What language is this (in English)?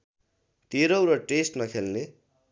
Nepali